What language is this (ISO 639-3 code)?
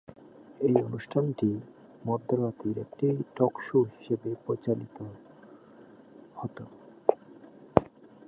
ben